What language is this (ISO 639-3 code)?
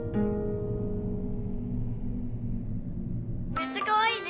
jpn